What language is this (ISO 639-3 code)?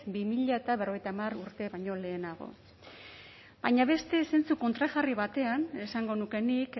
eus